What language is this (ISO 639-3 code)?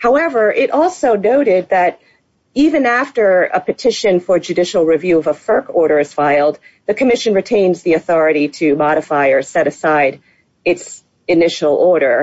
eng